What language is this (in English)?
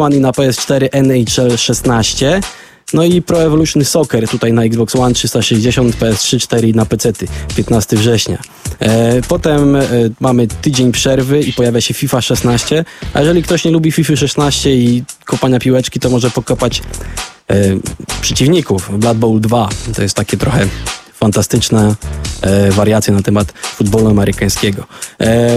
Polish